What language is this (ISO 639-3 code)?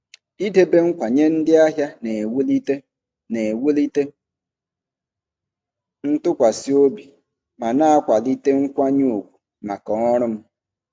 ibo